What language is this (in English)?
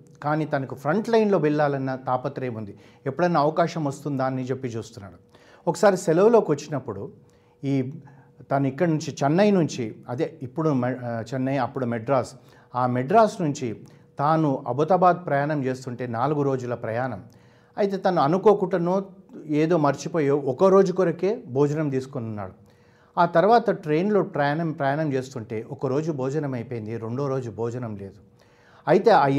Telugu